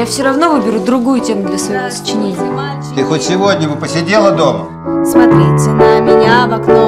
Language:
Russian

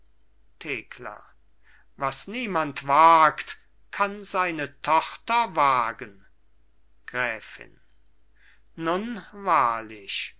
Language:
German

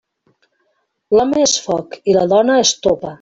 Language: Catalan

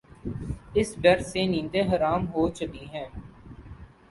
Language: Urdu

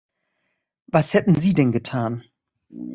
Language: German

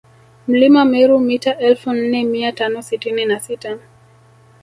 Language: Swahili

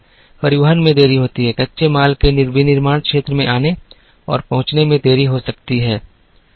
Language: Hindi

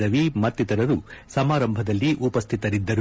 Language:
Kannada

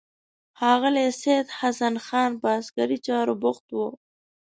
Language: Pashto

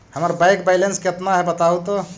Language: Magahi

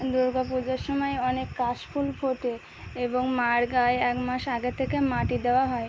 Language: Bangla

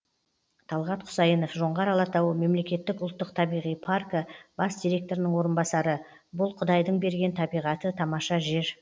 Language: Kazakh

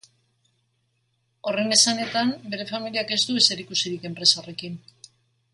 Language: Basque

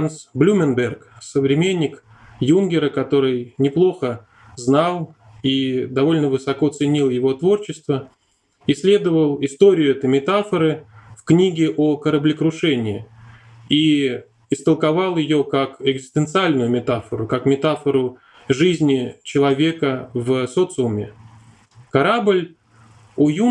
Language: Russian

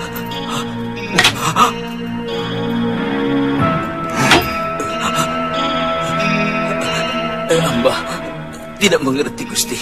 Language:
Indonesian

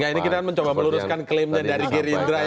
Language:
Indonesian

